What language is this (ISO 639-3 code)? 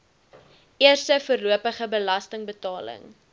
afr